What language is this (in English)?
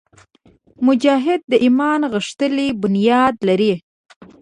Pashto